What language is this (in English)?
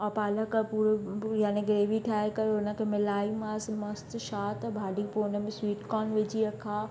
Sindhi